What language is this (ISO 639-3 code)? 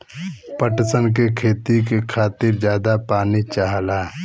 bho